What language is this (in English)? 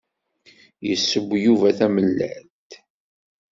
Kabyle